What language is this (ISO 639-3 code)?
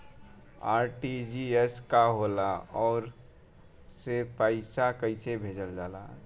bho